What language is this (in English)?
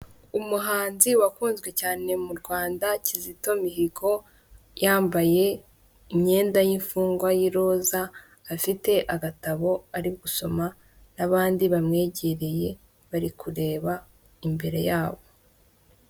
Kinyarwanda